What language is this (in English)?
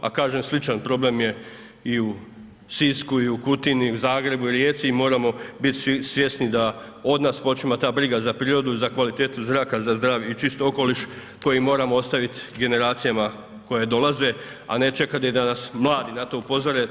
Croatian